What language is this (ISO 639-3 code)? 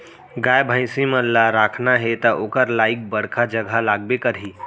hne